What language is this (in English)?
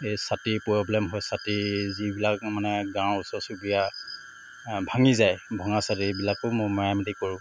Assamese